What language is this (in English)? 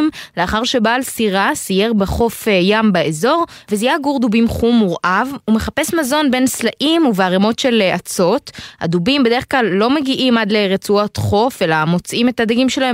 Hebrew